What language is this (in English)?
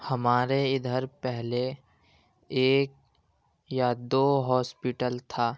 Urdu